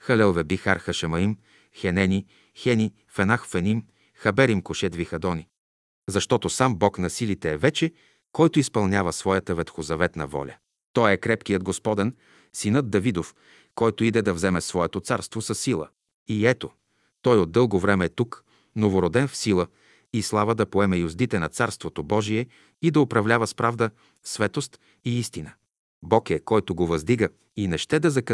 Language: Bulgarian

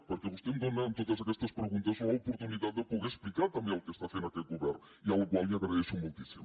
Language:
Catalan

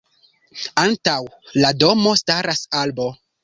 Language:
Esperanto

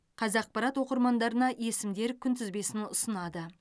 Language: Kazakh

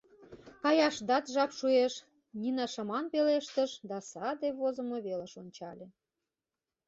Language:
Mari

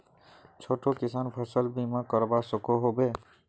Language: Magahi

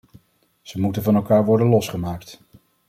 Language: Dutch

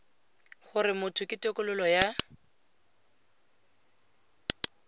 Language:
Tswana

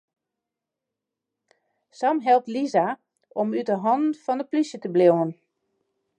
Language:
Western Frisian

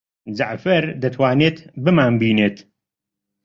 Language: Central Kurdish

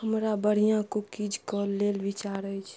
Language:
Maithili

